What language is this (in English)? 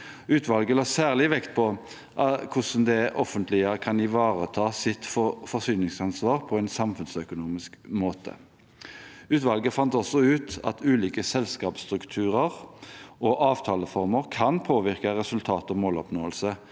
Norwegian